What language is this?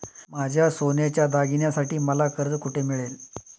Marathi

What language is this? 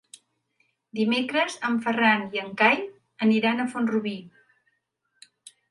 Catalan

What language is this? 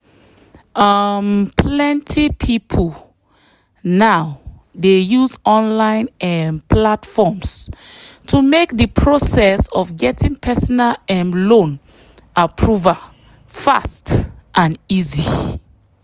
Nigerian Pidgin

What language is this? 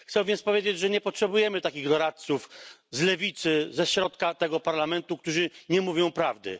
Polish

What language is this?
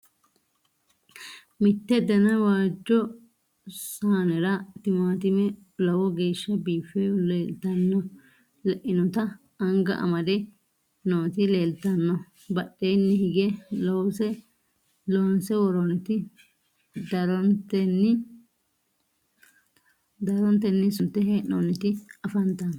Sidamo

